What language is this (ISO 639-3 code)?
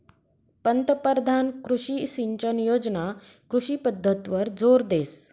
mar